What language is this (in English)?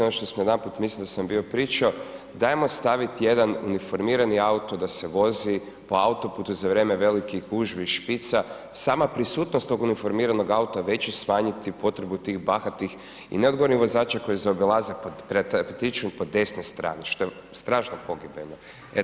Croatian